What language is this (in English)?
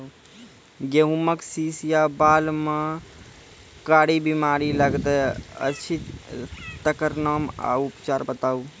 Maithili